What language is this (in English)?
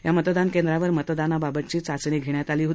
Marathi